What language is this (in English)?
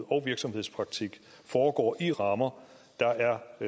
Danish